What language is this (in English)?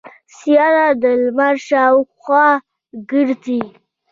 Pashto